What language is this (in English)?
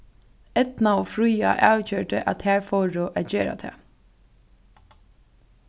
Faroese